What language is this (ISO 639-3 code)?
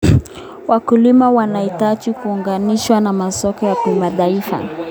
kln